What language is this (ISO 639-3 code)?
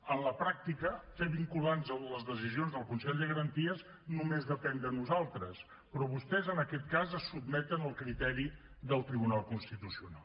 cat